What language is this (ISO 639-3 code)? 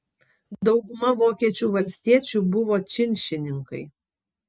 lit